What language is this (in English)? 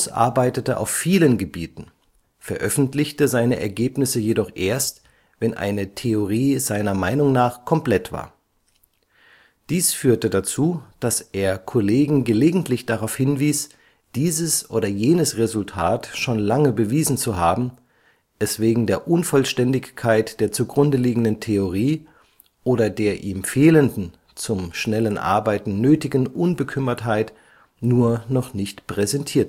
German